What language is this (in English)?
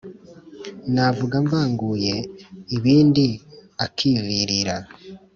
Kinyarwanda